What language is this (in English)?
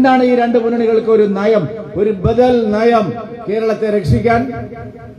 Malayalam